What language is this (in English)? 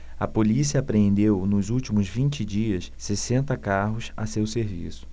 Portuguese